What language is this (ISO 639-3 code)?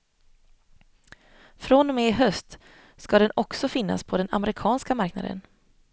swe